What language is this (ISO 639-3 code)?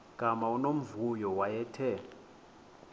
xho